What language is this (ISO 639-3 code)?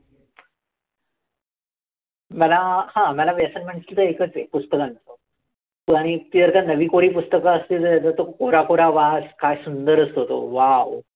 mar